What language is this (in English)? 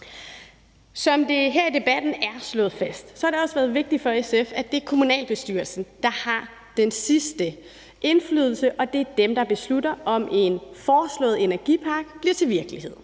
Danish